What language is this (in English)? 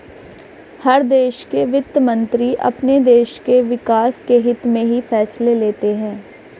Hindi